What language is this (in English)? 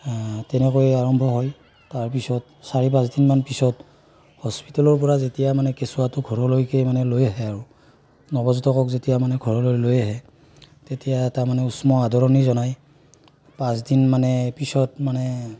Assamese